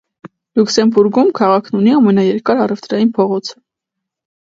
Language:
Armenian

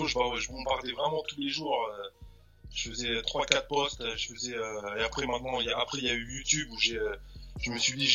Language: French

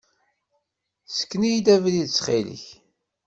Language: Kabyle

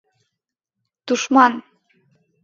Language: Mari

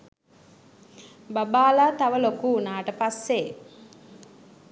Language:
Sinhala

